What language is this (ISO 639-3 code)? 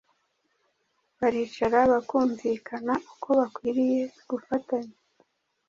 kin